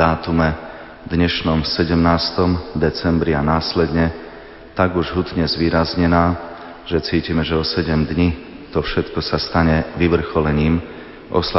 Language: Slovak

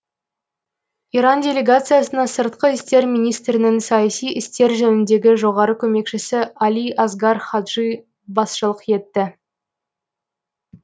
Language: Kazakh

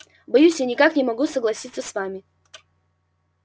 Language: Russian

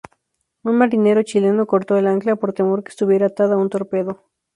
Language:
Spanish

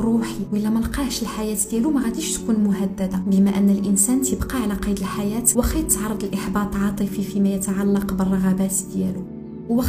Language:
Arabic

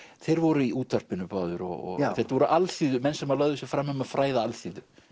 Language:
Icelandic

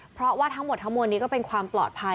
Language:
Thai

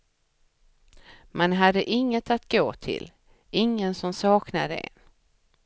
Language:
Swedish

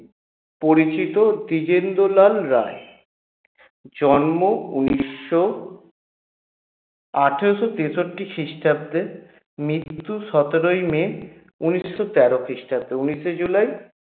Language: Bangla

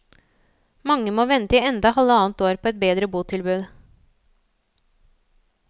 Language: Norwegian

